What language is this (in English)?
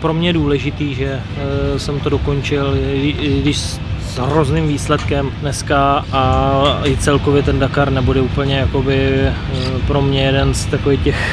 Czech